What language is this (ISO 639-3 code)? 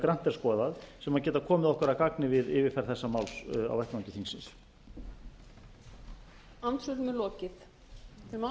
isl